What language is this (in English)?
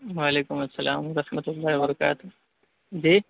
Urdu